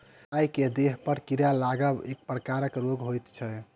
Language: Maithili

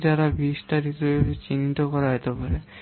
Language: Bangla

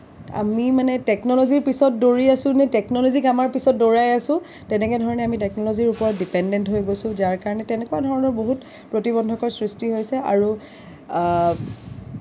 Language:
Assamese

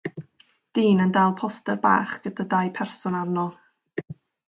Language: Welsh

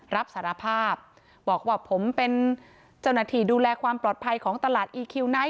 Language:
Thai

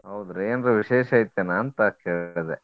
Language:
Kannada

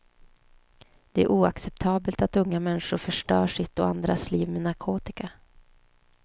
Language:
Swedish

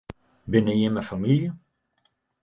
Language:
Western Frisian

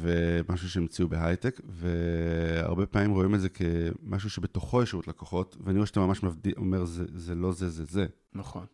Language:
Hebrew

